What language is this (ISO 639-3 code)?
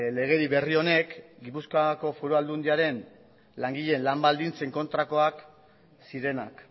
eus